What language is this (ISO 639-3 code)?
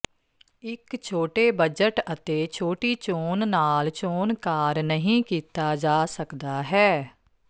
pan